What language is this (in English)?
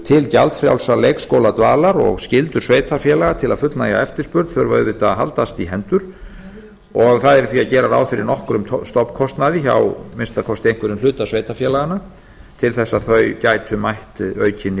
Icelandic